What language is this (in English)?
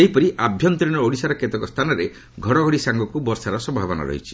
Odia